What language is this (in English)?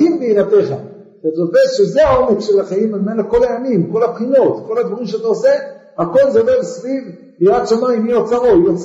Hebrew